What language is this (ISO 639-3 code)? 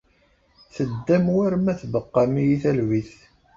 kab